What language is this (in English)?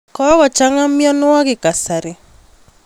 Kalenjin